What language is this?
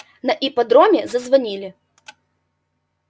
Russian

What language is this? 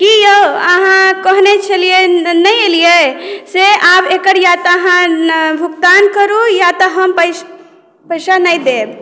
Maithili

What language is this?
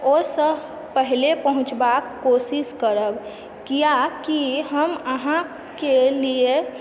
Maithili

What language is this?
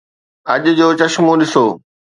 Sindhi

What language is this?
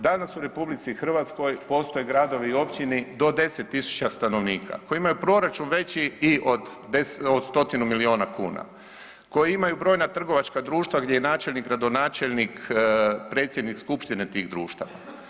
Croatian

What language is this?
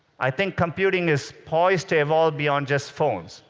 English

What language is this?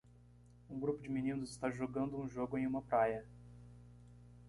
Portuguese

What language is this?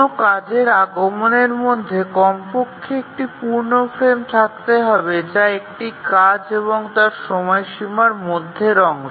Bangla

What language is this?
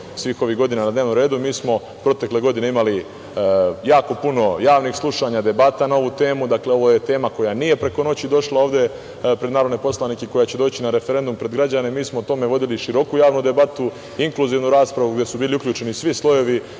Serbian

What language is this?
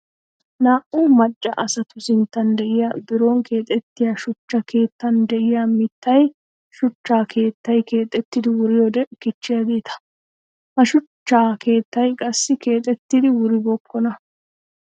Wolaytta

